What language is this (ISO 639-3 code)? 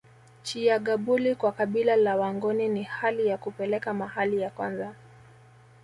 swa